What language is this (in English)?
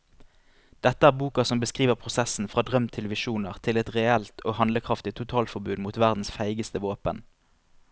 Norwegian